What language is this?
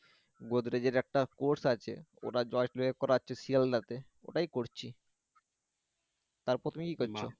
Bangla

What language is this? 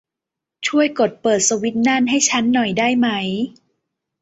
Thai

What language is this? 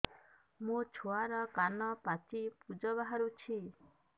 Odia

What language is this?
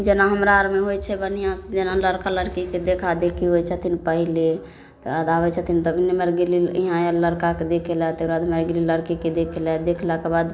Maithili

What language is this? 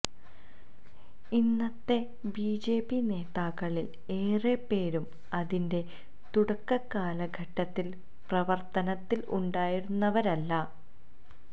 Malayalam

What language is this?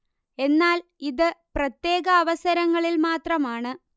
Malayalam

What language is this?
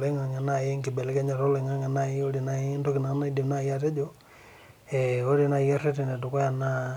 Masai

